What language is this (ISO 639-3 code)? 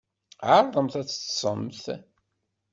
kab